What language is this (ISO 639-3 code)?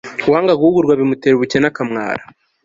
kin